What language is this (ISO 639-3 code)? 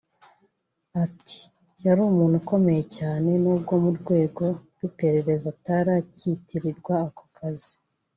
kin